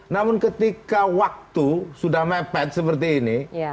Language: Indonesian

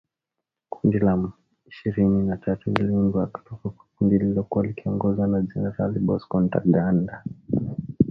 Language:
Swahili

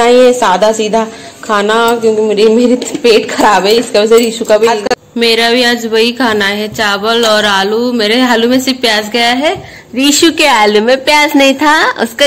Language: Hindi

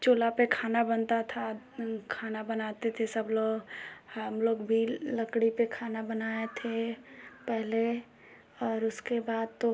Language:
Hindi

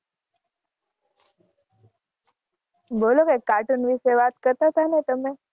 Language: Gujarati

